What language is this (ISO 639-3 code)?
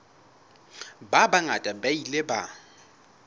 sot